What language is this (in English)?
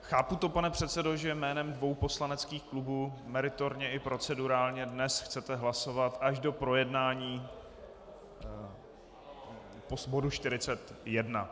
Czech